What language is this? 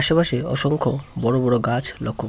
Bangla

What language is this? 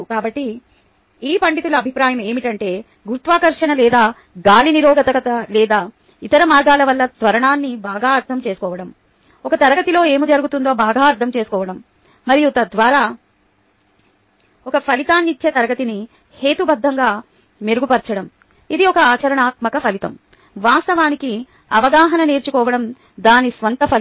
Telugu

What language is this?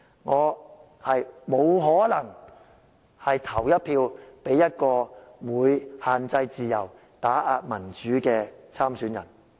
Cantonese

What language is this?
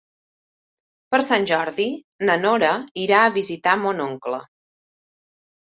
Catalan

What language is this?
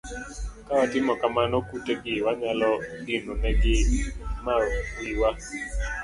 Luo (Kenya and Tanzania)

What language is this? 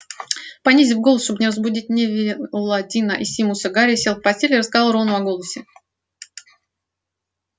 Russian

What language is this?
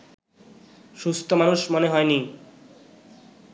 Bangla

